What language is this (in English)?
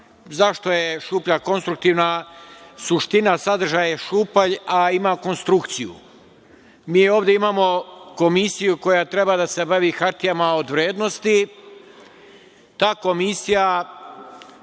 Serbian